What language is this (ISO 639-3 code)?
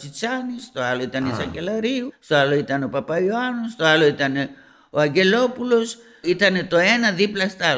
ell